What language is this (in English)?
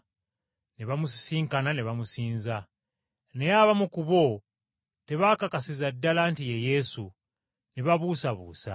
Ganda